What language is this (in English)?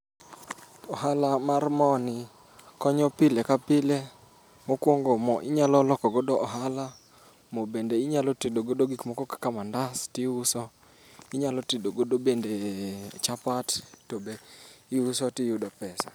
Luo (Kenya and Tanzania)